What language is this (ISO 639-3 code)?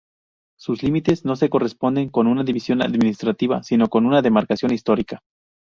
spa